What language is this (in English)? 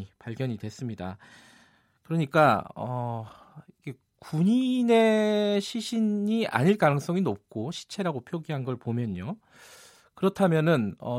Korean